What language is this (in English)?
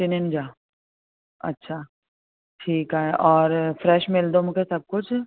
Sindhi